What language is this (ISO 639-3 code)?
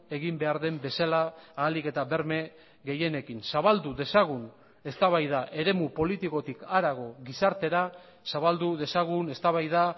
eus